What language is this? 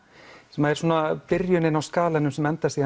Icelandic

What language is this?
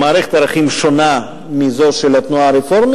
Hebrew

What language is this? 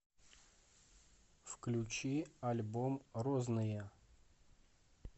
Russian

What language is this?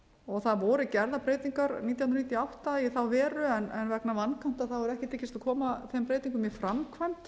Icelandic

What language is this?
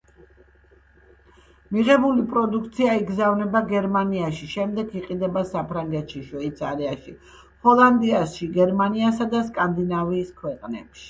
Georgian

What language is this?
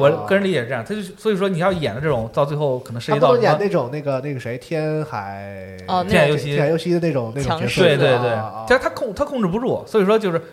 Chinese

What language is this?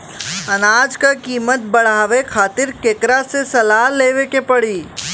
Bhojpuri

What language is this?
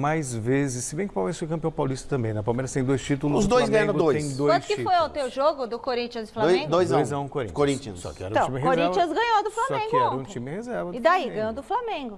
Portuguese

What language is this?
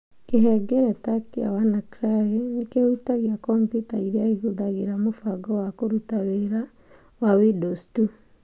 Kikuyu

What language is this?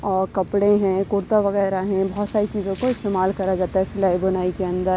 Urdu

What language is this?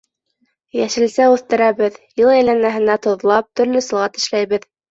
Bashkir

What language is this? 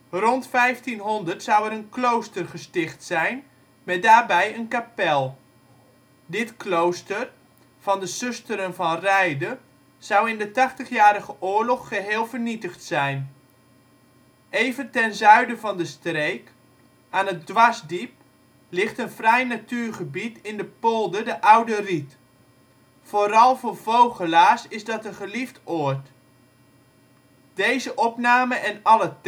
Dutch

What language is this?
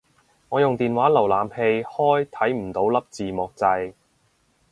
Cantonese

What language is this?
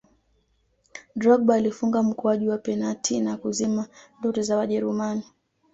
Swahili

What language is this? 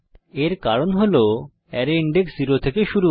Bangla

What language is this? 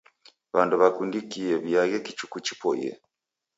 Taita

